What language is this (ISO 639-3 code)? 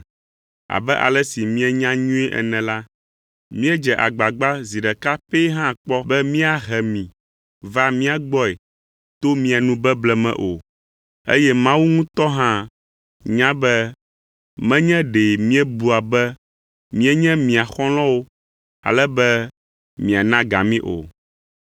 ewe